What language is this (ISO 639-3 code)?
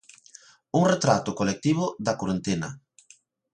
glg